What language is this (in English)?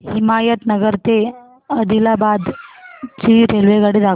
Marathi